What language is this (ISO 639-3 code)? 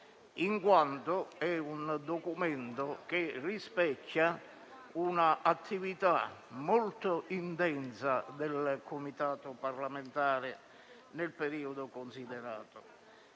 ita